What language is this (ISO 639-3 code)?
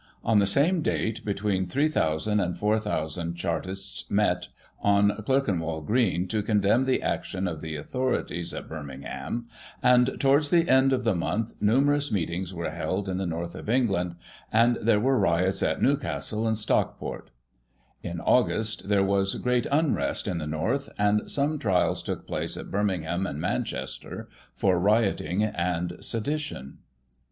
eng